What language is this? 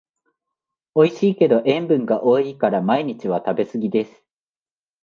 Japanese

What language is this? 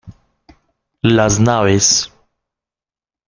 Spanish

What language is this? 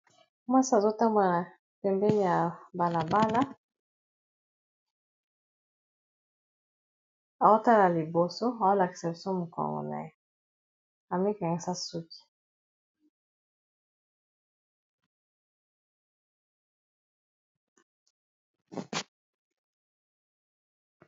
Lingala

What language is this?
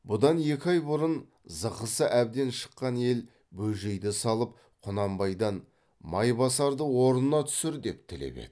Kazakh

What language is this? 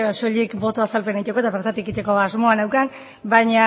Basque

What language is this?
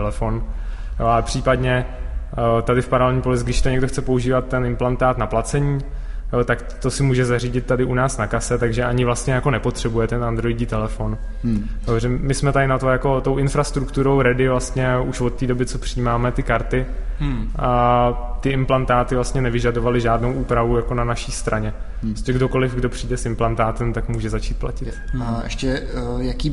Czech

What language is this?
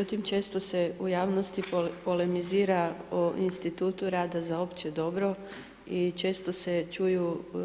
Croatian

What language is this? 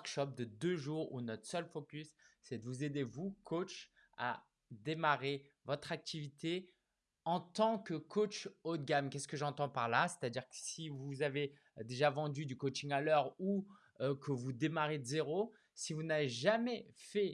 French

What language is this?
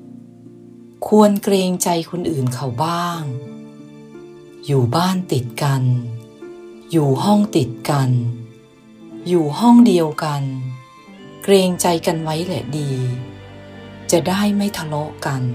Thai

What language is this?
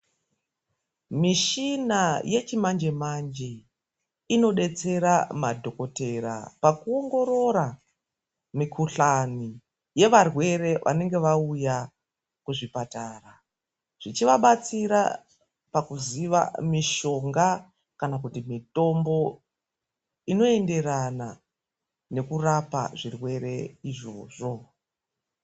Ndau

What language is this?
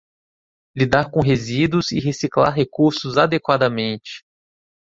Portuguese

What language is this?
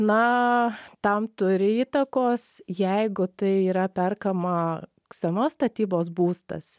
Lithuanian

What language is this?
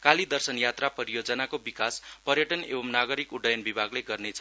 Nepali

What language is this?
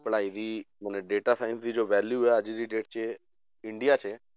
Punjabi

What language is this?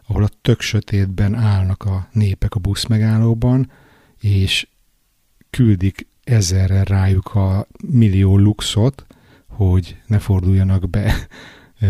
Hungarian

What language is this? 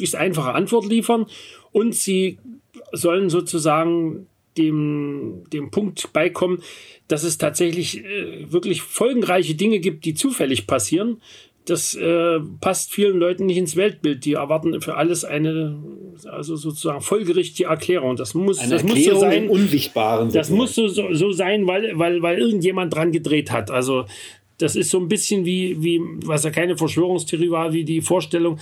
German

